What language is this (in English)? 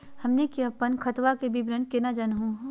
Magahi